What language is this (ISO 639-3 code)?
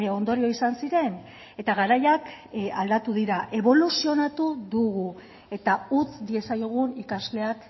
eus